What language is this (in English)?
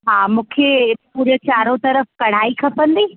Sindhi